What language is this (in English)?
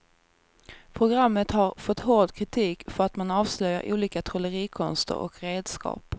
Swedish